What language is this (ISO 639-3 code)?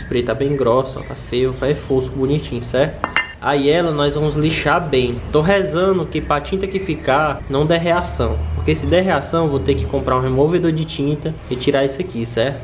por